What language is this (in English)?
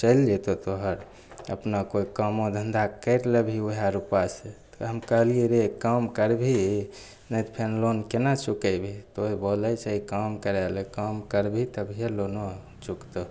Maithili